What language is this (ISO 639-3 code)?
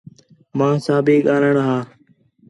xhe